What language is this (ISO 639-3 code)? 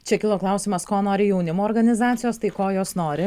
lit